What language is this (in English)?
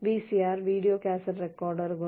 Malayalam